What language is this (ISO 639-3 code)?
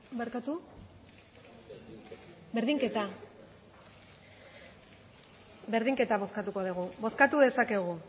eus